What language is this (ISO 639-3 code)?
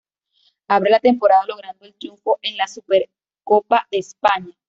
spa